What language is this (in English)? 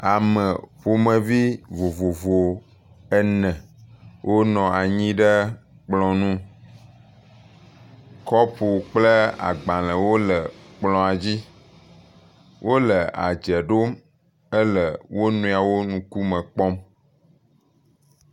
Ewe